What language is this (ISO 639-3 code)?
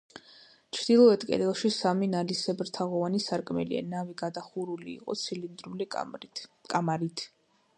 kat